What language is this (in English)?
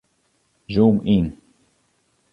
Western Frisian